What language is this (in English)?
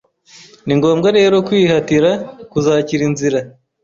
Kinyarwanda